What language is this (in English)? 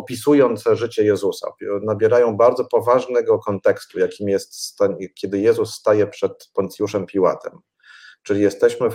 Polish